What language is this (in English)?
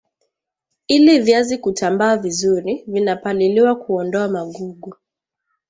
Swahili